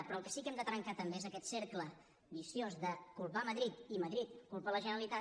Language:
Catalan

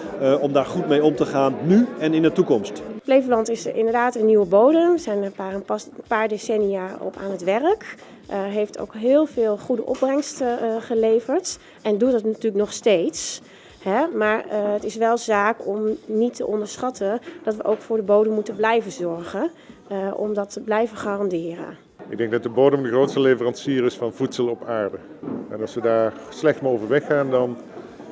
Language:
Dutch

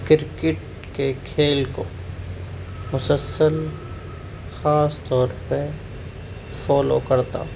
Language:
Urdu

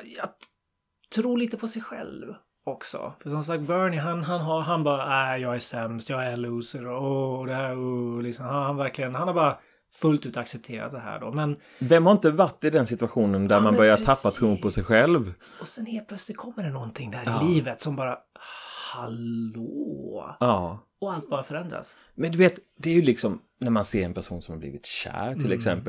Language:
Swedish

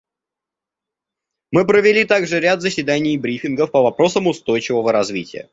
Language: Russian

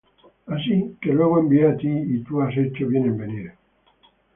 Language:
Spanish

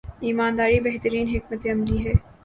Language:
Urdu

